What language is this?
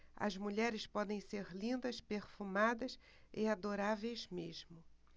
Portuguese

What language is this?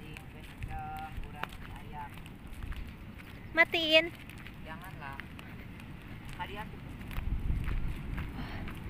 Indonesian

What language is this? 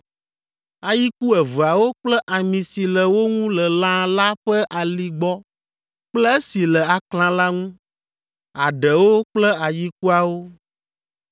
Ewe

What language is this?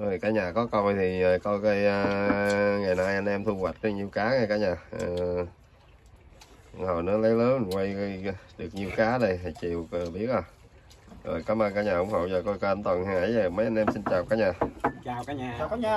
Vietnamese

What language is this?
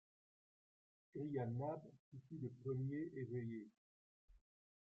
French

